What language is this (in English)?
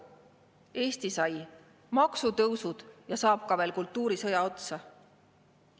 Estonian